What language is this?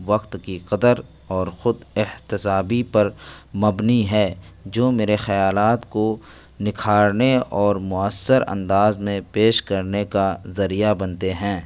Urdu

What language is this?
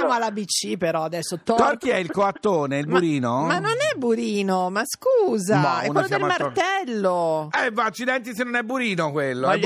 Italian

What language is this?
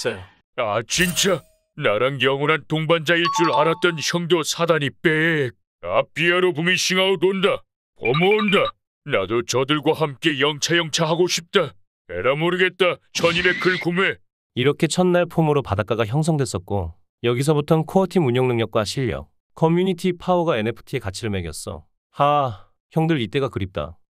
Korean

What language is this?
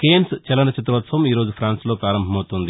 Telugu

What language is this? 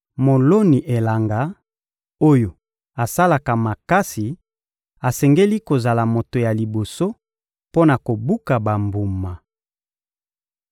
Lingala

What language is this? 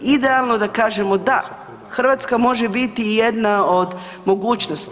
Croatian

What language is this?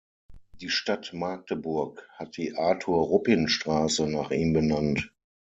German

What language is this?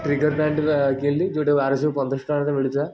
Odia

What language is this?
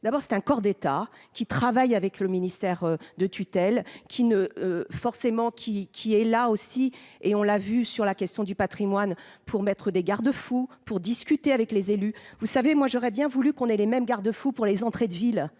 French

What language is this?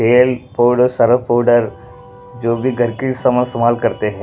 Hindi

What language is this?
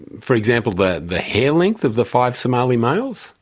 English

